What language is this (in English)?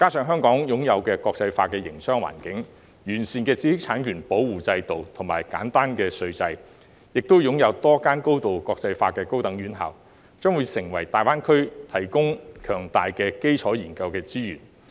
Cantonese